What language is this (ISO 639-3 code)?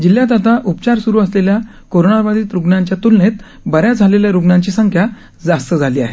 mar